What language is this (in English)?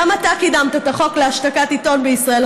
Hebrew